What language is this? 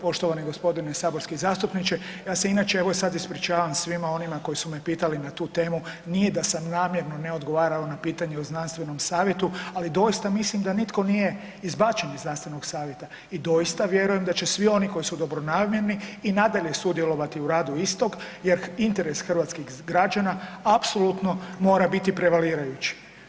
Croatian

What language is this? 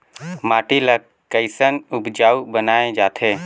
Chhattisgarhi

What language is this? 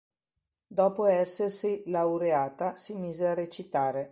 Italian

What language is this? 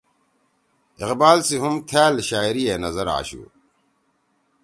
Torwali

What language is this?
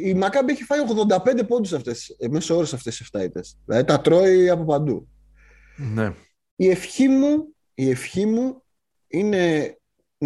Greek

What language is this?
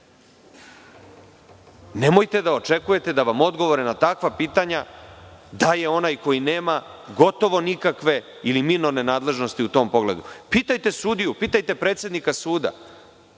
Serbian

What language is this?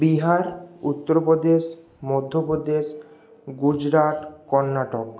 Bangla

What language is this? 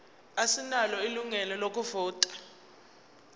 Zulu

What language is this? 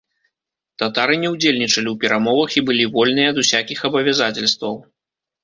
Belarusian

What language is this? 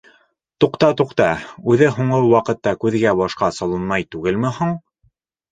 Bashkir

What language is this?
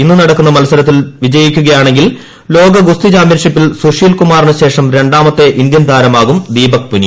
Malayalam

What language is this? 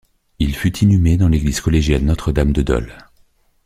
French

